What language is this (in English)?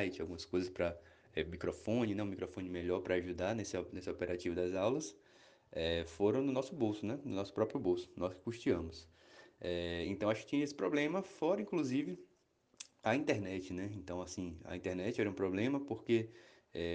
Portuguese